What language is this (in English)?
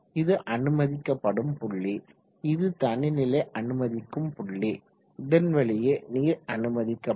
Tamil